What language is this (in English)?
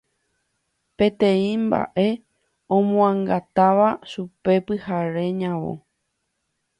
Guarani